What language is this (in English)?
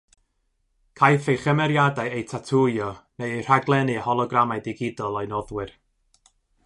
Welsh